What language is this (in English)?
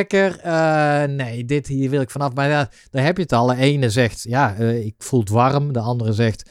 Dutch